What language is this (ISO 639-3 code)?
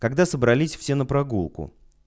rus